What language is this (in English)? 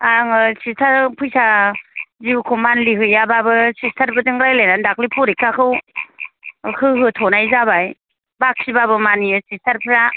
Bodo